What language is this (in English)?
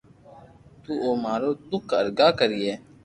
Loarki